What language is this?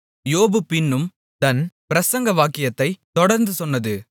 Tamil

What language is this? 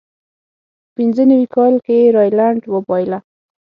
Pashto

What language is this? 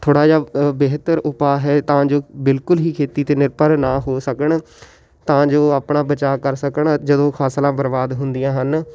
Punjabi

